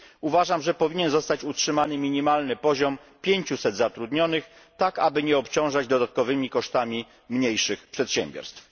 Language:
Polish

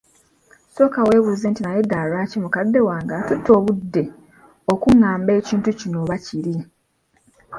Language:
Ganda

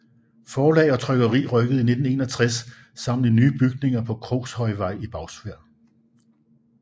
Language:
Danish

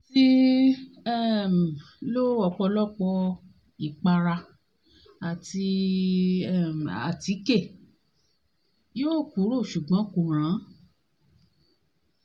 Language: Yoruba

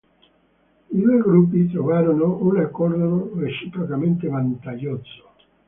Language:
Italian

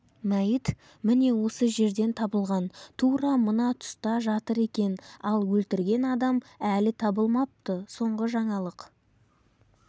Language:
Kazakh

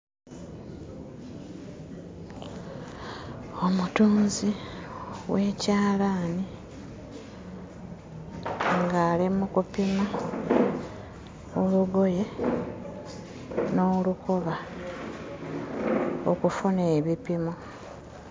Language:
Ganda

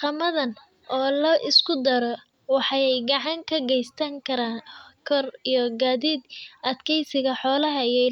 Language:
Somali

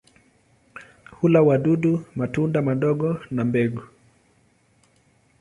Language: Swahili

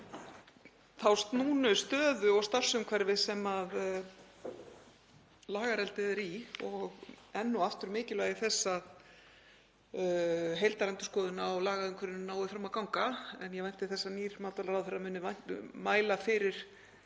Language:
Icelandic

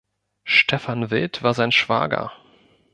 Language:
German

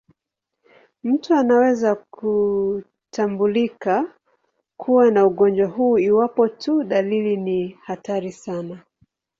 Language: Swahili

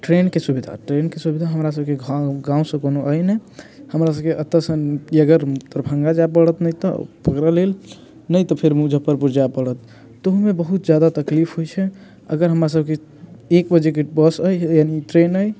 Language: Maithili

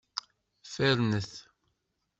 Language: Kabyle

